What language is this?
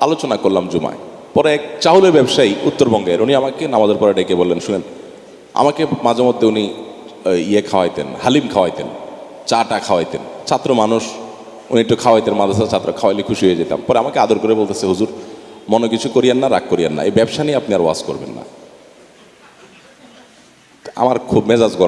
English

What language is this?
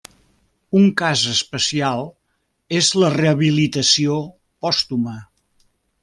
Catalan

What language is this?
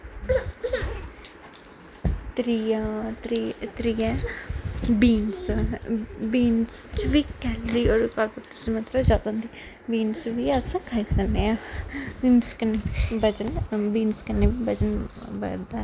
Dogri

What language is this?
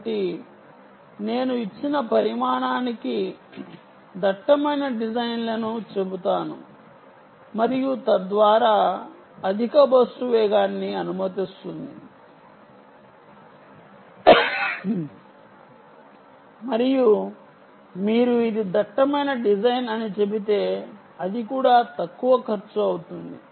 Telugu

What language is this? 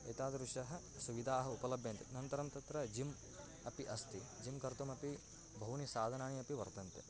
Sanskrit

